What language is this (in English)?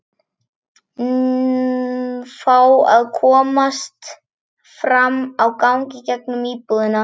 Icelandic